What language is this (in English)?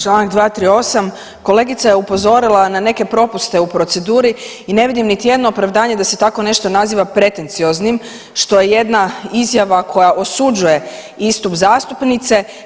Croatian